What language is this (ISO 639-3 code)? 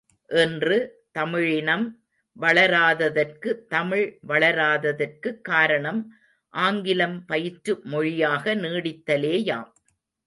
tam